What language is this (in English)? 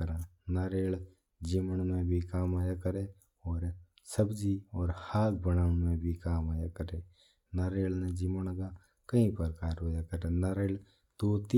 Mewari